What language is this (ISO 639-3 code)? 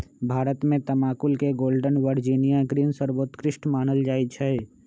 mag